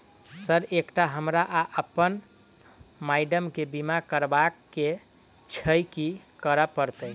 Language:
Maithili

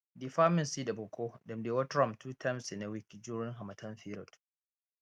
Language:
Nigerian Pidgin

